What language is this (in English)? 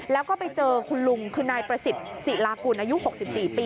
Thai